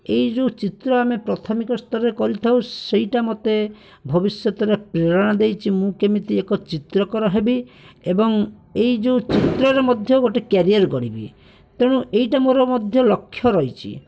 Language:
Odia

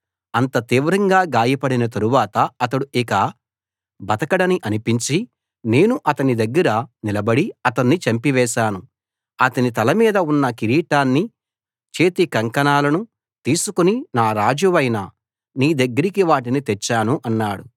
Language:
Telugu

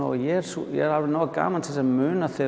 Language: Icelandic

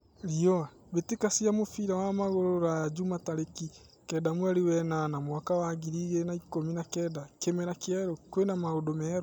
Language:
Kikuyu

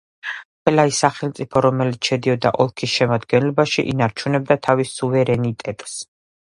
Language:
Georgian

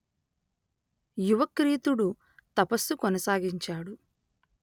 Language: Telugu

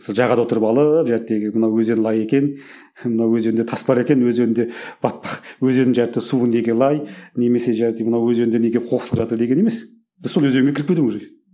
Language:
Kazakh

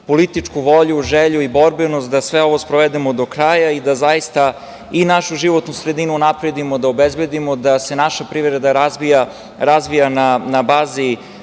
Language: Serbian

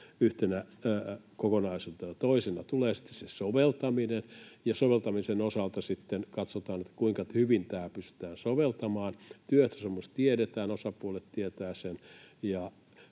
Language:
Finnish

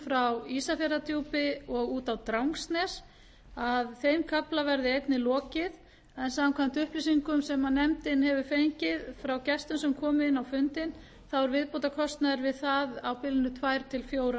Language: Icelandic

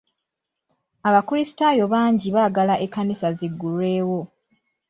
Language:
Ganda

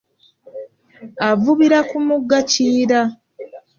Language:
Ganda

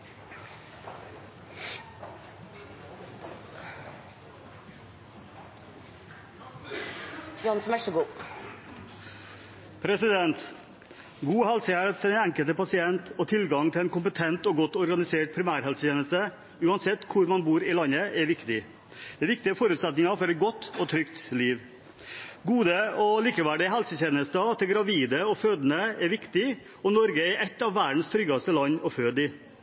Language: Norwegian Bokmål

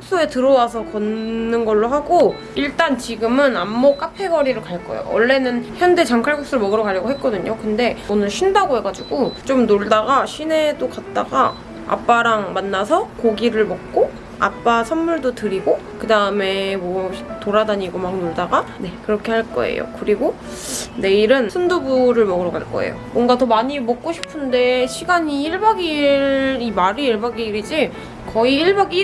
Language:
Korean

